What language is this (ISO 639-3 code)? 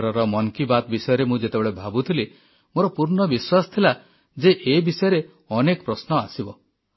ori